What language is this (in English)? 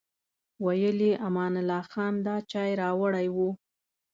Pashto